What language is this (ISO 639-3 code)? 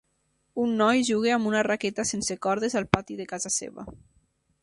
cat